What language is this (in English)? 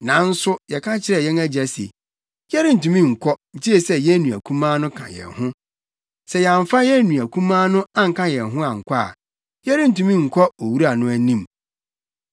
Akan